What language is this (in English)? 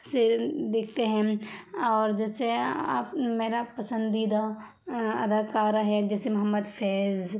Urdu